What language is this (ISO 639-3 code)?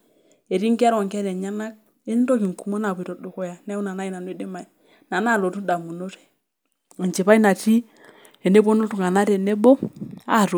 mas